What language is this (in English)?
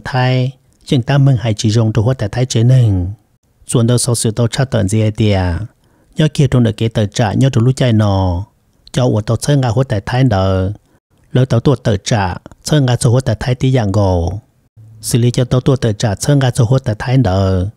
Thai